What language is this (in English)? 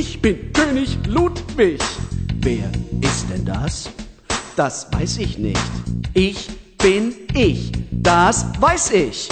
Romanian